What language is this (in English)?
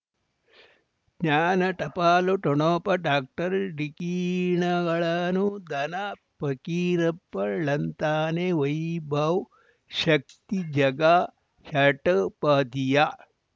Kannada